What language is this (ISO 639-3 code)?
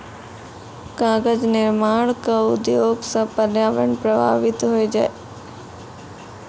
mai